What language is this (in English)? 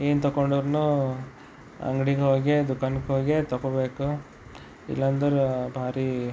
Kannada